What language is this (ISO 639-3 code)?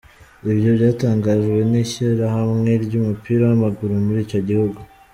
kin